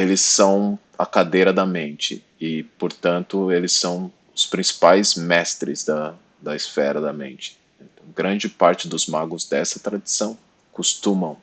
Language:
Portuguese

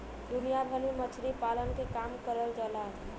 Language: Bhojpuri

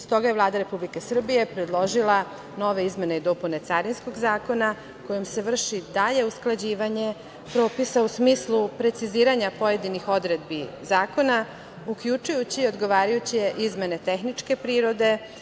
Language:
Serbian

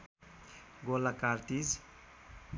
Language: Nepali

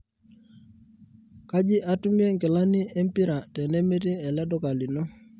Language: Masai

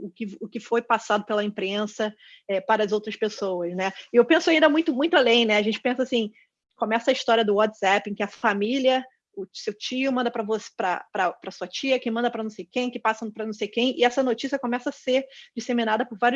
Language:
Portuguese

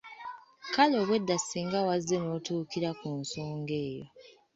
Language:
Ganda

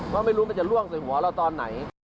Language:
Thai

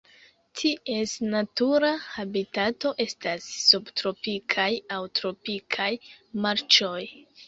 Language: Esperanto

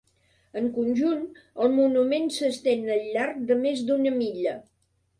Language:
Catalan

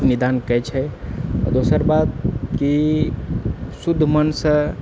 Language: Maithili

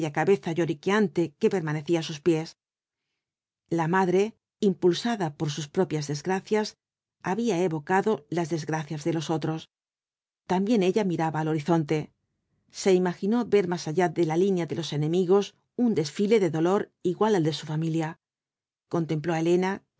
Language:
Spanish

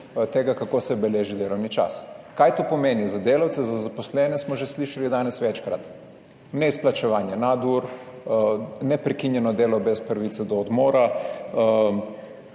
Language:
Slovenian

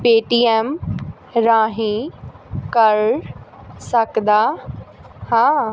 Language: Punjabi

